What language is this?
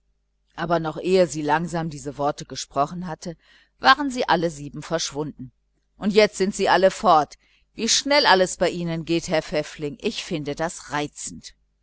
German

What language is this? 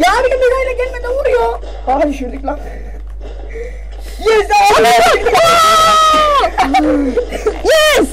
Turkish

